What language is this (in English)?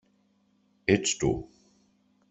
Catalan